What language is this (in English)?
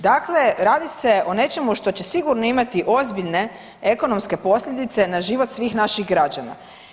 Croatian